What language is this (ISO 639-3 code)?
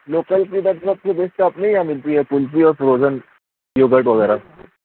urd